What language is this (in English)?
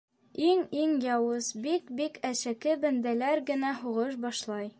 Bashkir